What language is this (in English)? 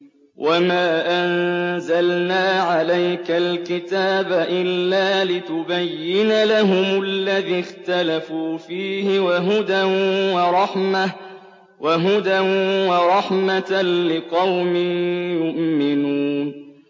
Arabic